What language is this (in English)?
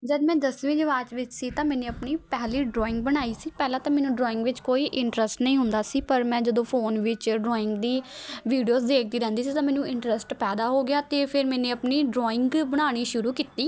Punjabi